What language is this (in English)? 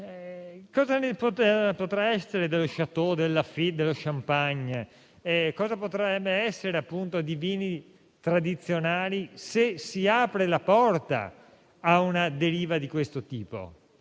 Italian